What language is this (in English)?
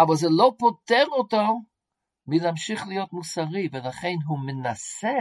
Hebrew